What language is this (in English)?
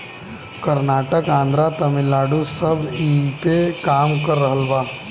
Bhojpuri